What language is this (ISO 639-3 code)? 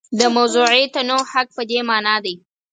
pus